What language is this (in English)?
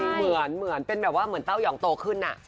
Thai